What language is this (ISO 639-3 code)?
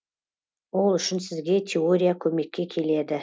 kaz